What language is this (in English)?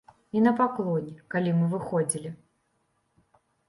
Belarusian